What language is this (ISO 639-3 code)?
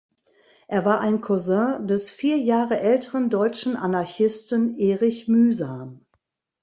deu